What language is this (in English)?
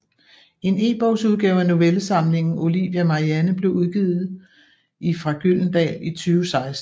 Danish